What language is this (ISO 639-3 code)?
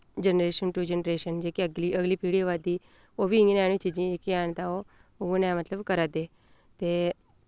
doi